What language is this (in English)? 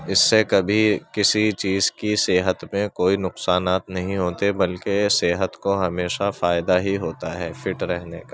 Urdu